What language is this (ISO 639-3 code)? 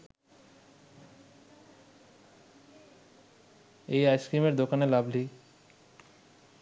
ben